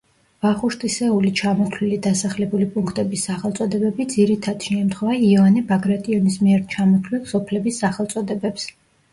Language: Georgian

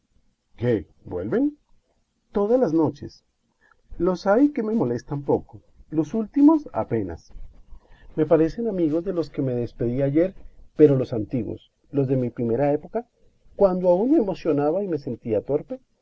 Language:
Spanish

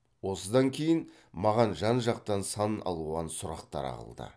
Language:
Kazakh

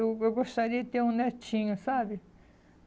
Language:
Portuguese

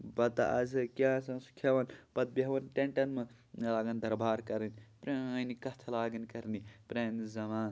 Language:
Kashmiri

